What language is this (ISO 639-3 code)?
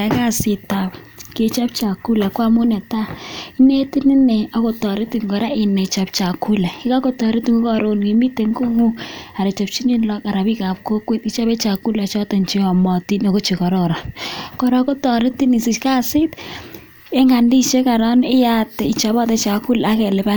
kln